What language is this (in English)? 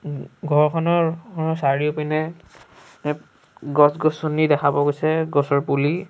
Assamese